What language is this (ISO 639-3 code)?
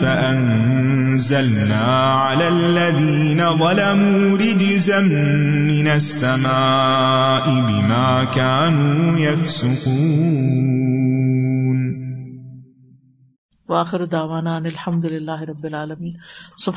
urd